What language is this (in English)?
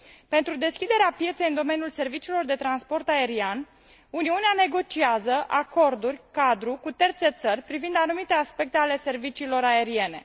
Romanian